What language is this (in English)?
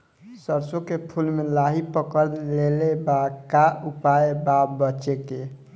Bhojpuri